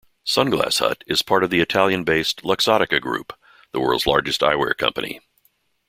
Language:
English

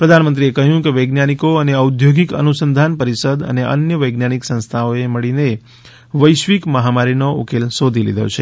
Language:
Gujarati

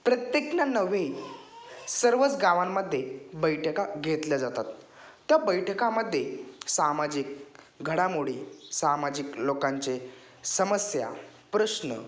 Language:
Marathi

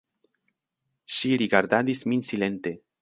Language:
Esperanto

